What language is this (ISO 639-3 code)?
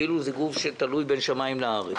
heb